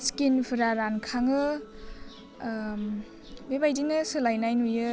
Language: Bodo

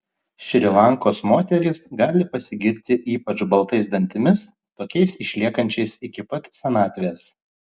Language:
Lithuanian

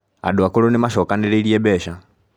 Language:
Kikuyu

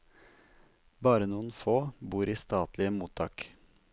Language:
Norwegian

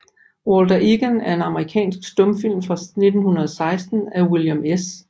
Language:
Danish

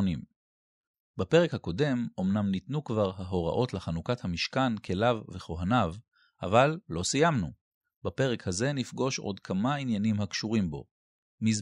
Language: Hebrew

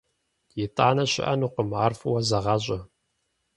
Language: Kabardian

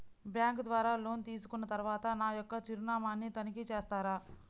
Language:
Telugu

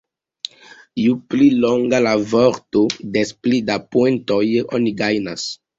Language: Esperanto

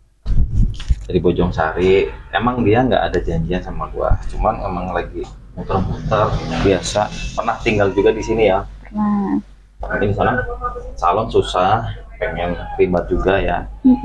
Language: Indonesian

